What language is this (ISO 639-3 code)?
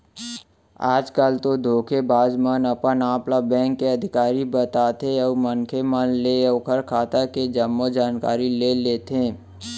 hne